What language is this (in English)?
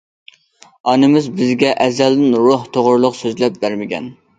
Uyghur